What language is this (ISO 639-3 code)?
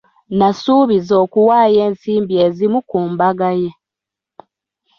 lug